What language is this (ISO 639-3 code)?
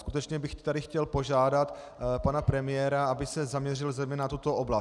ces